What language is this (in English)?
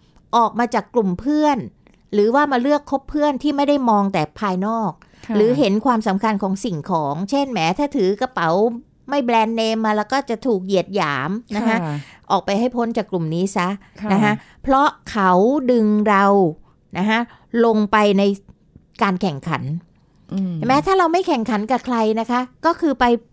Thai